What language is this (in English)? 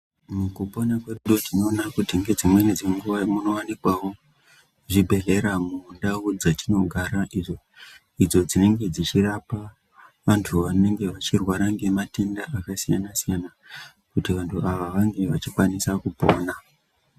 Ndau